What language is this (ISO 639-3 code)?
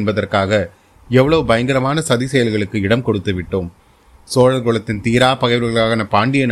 tam